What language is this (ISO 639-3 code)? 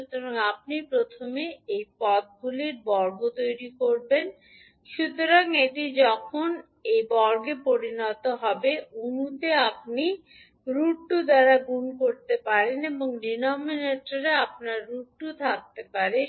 ben